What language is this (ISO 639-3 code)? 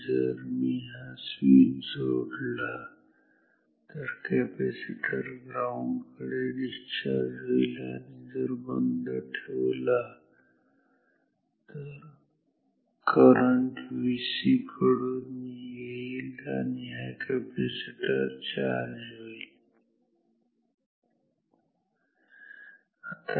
mar